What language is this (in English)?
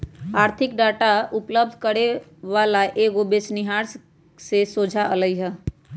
Magahi